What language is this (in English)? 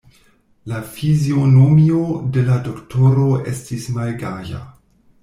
Esperanto